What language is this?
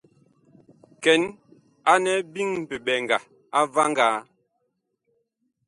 Bakoko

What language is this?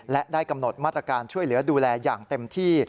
Thai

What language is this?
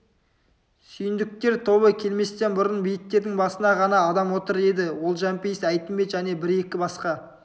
Kazakh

